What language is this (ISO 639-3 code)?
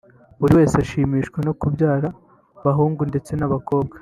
kin